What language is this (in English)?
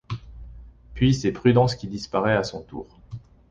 French